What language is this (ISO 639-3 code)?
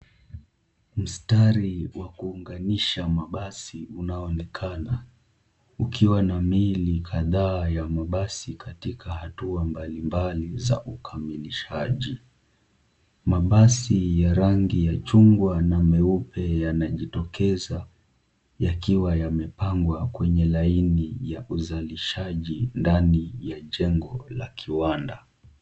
swa